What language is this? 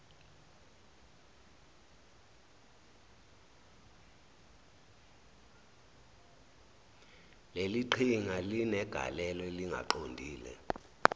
Zulu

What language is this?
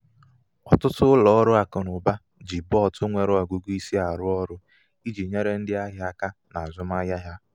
Igbo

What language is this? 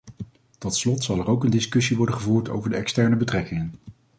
Dutch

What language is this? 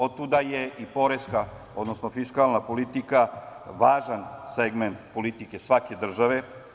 Serbian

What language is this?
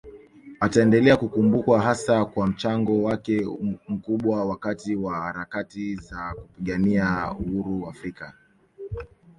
Swahili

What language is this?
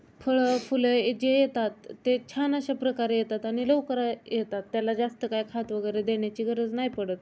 Marathi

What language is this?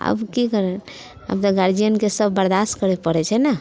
Maithili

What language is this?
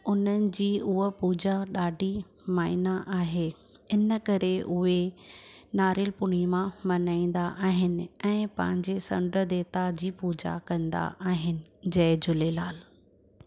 Sindhi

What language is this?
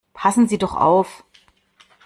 German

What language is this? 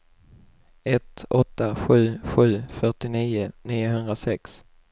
Swedish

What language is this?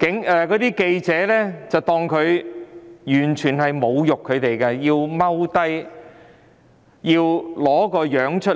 Cantonese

